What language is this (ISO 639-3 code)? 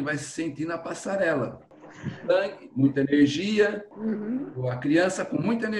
por